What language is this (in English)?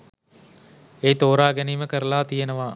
Sinhala